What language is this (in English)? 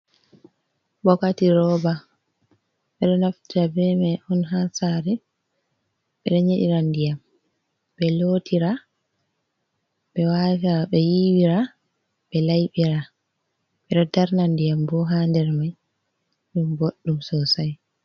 Fula